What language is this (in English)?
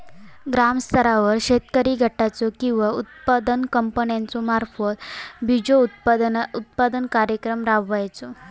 Marathi